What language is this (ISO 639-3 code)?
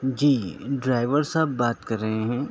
urd